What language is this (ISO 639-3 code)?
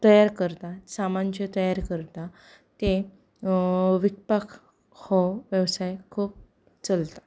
kok